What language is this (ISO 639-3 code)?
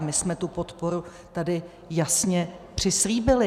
ces